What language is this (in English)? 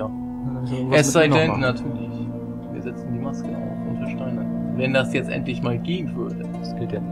German